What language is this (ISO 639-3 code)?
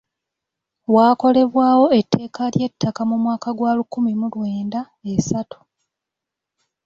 lug